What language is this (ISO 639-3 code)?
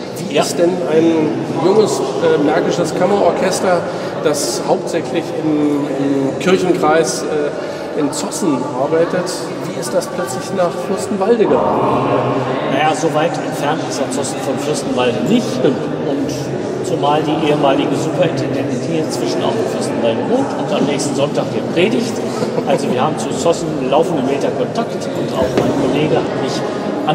deu